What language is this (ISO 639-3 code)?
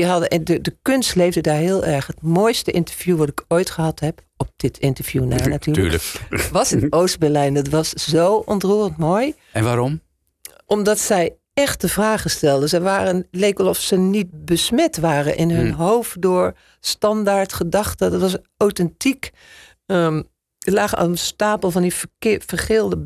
nld